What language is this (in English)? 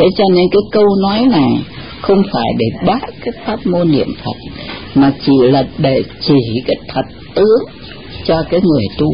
Vietnamese